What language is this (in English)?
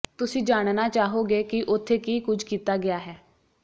Punjabi